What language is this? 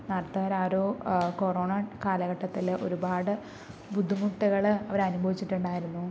Malayalam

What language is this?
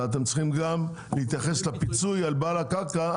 Hebrew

